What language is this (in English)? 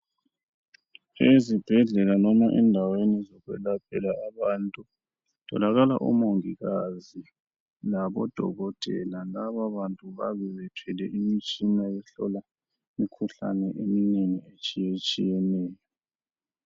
North Ndebele